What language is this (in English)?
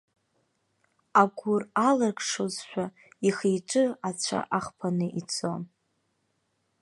Abkhazian